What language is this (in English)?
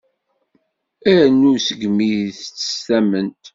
Kabyle